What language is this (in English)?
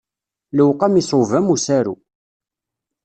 Kabyle